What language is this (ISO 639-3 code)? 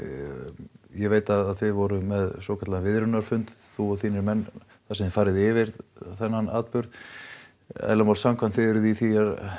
isl